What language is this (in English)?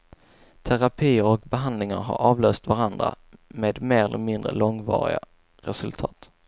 Swedish